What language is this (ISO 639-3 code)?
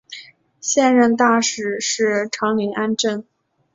zho